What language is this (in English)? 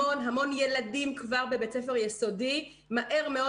Hebrew